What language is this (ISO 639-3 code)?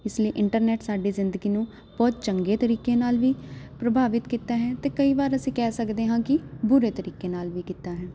pan